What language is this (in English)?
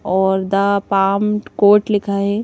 Hindi